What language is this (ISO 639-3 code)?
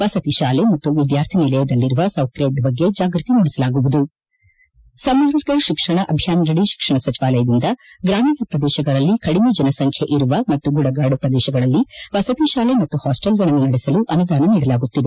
kan